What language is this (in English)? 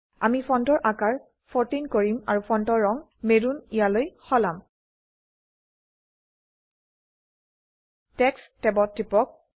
Assamese